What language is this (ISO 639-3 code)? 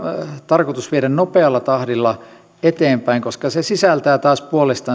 fin